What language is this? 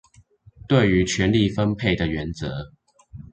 Chinese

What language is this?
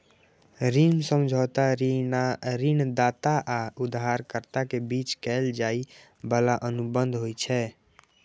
Maithili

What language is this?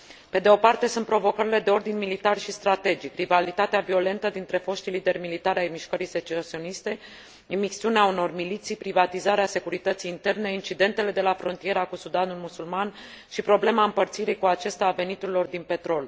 Romanian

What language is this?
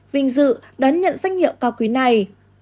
Vietnamese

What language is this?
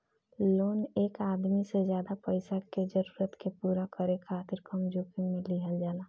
Bhojpuri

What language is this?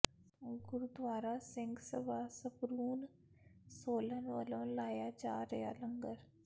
Punjabi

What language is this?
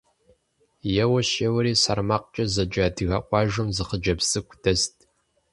Kabardian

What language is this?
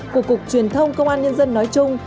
Vietnamese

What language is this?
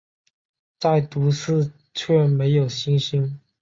Chinese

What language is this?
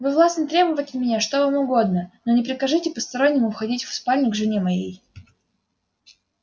Russian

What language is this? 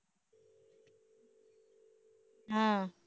Tamil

